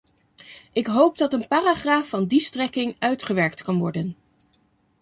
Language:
Dutch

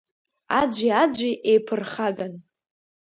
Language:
Abkhazian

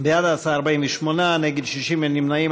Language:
Hebrew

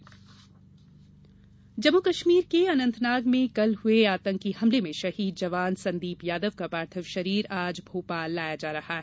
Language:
Hindi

